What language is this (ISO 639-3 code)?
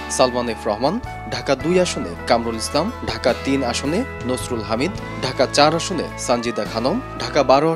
tur